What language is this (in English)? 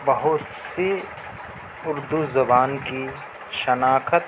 Urdu